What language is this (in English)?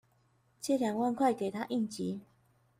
Chinese